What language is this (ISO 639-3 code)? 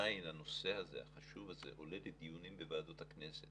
heb